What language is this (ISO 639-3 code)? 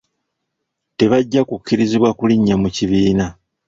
lug